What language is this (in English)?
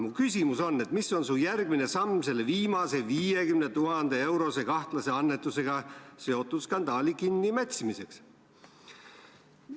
Estonian